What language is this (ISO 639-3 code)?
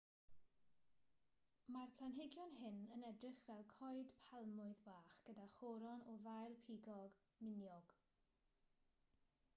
cym